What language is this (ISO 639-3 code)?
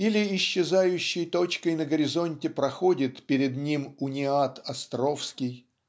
rus